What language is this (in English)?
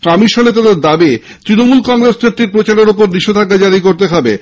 Bangla